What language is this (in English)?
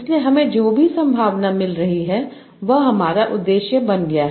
Hindi